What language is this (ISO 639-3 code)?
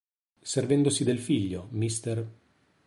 ita